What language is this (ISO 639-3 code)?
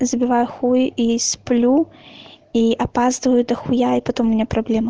rus